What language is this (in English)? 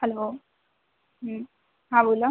Marathi